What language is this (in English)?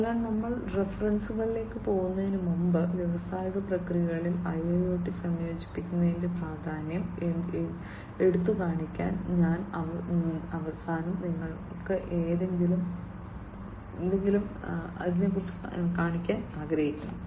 Malayalam